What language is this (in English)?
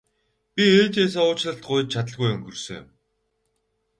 Mongolian